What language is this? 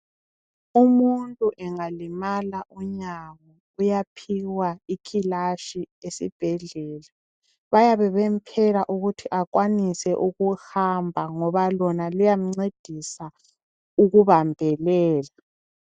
North Ndebele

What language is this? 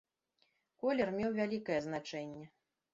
Belarusian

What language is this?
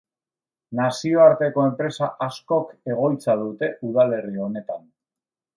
Basque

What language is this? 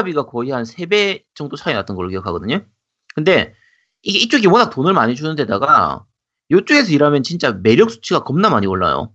Korean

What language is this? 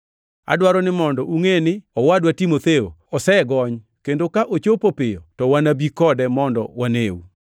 Luo (Kenya and Tanzania)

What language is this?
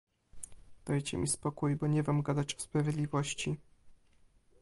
Polish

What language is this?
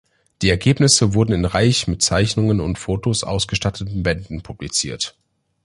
German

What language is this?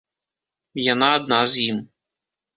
Belarusian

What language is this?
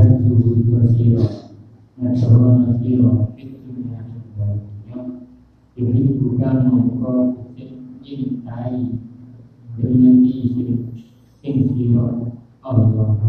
Indonesian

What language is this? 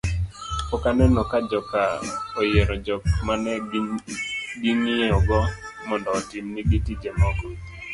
Luo (Kenya and Tanzania)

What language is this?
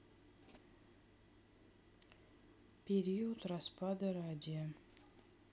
Russian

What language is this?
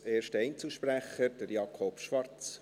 Swiss German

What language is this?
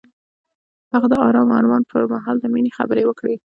Pashto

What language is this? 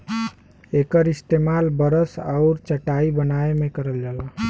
Bhojpuri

